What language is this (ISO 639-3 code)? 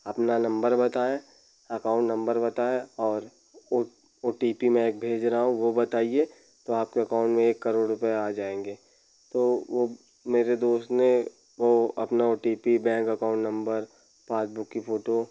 hin